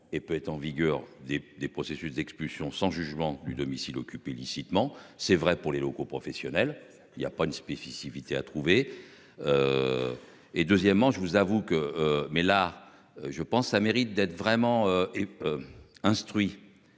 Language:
French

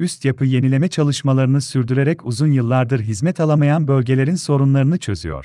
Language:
Turkish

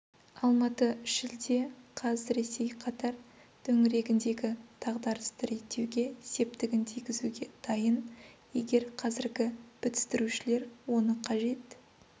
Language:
Kazakh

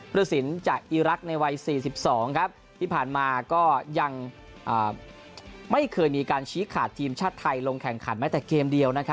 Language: Thai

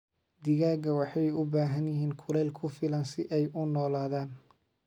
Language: Somali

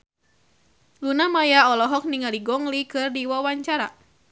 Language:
Sundanese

